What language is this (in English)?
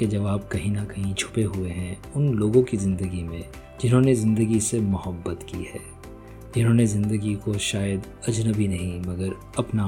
Hindi